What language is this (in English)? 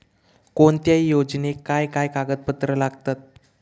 Marathi